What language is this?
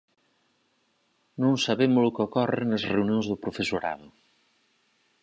Galician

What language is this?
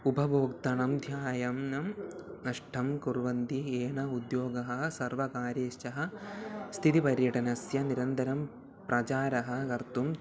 Sanskrit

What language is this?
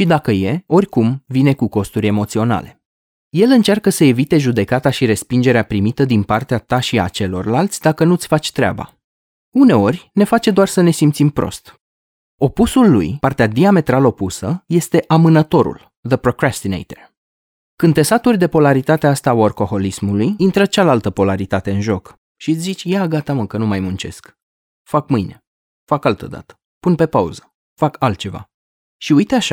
Romanian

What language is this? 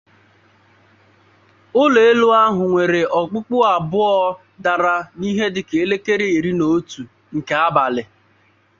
Igbo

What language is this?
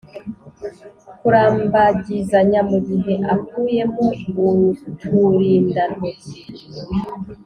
Kinyarwanda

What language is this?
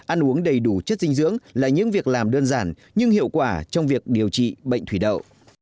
Vietnamese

